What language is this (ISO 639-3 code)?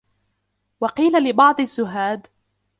ara